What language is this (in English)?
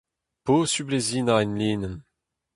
Breton